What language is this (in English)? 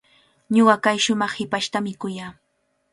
Cajatambo North Lima Quechua